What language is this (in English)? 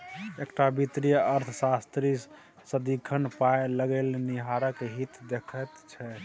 Maithili